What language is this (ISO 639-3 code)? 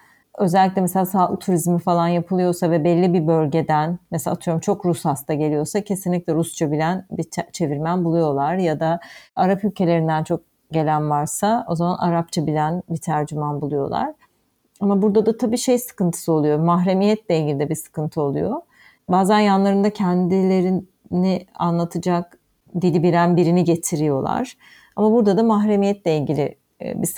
tur